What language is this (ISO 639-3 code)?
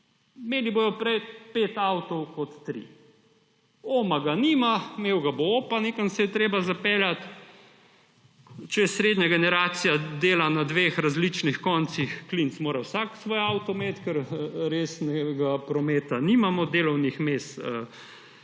slv